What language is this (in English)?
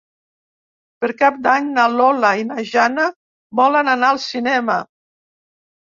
Catalan